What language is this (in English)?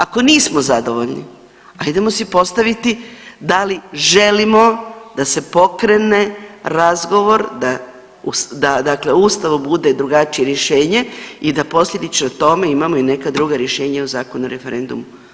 Croatian